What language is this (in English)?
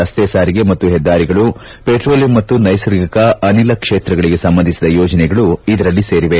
Kannada